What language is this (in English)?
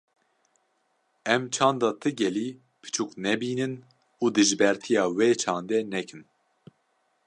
Kurdish